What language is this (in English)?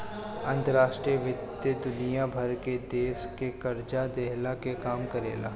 Bhojpuri